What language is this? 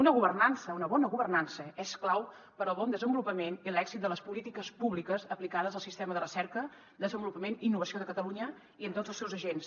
Catalan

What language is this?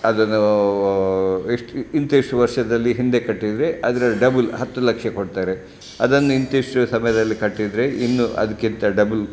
Kannada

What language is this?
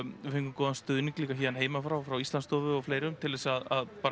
Icelandic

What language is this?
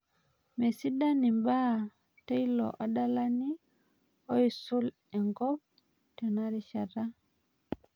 Masai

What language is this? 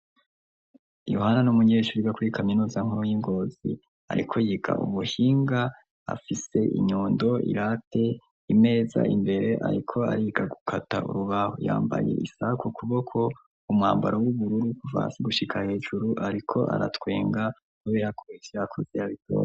Rundi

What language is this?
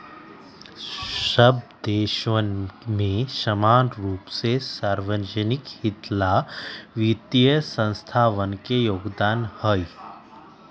Magahi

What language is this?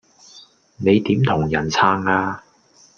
Cantonese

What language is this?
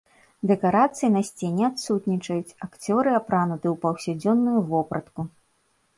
Belarusian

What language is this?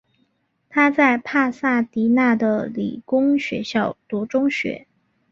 Chinese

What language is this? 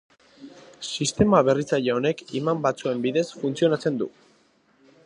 Basque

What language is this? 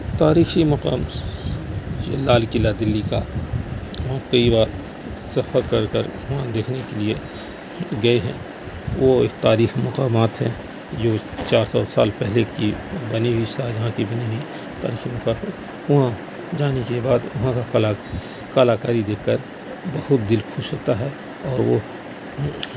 Urdu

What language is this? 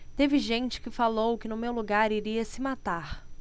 Portuguese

